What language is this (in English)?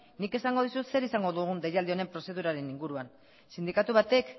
Basque